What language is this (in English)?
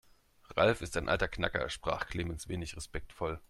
German